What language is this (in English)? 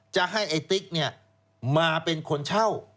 Thai